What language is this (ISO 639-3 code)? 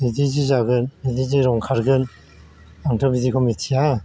brx